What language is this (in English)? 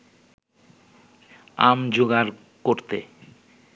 Bangla